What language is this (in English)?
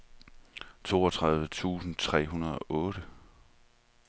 Danish